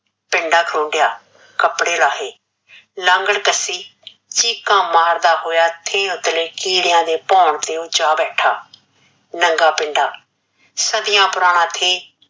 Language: Punjabi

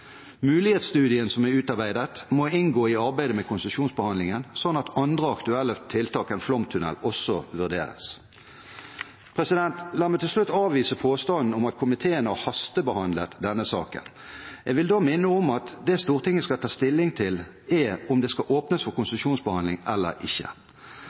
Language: Norwegian Bokmål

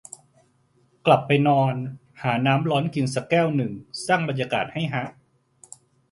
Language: Thai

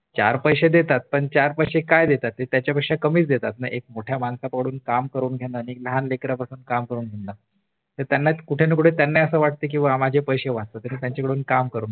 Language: Marathi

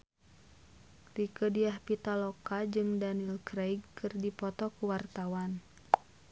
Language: Sundanese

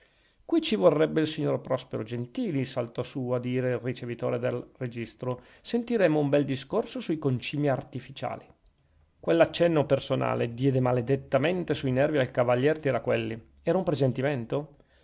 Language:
Italian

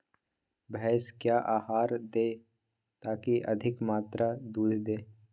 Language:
Magahi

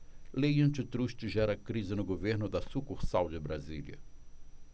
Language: Portuguese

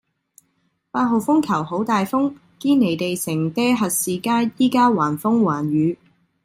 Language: Cantonese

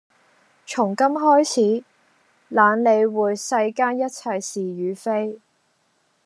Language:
Cantonese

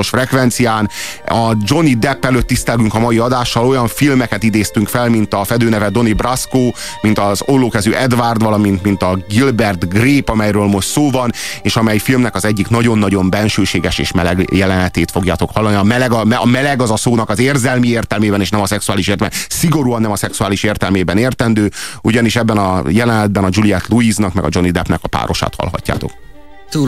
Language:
Hungarian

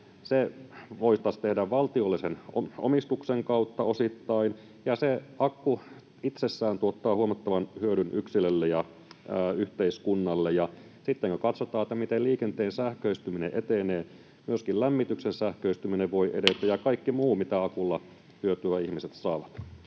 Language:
Finnish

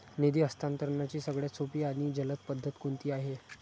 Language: Marathi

